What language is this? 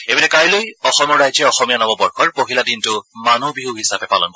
Assamese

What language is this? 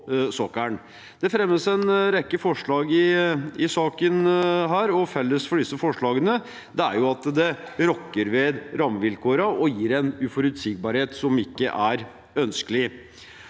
Norwegian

